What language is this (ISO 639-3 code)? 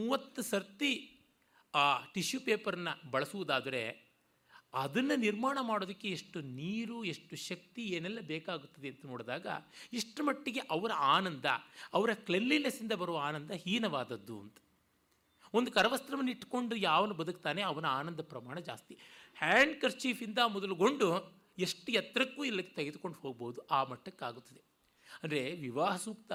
kan